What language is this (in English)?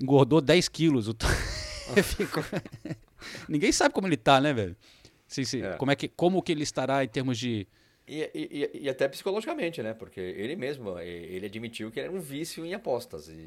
Portuguese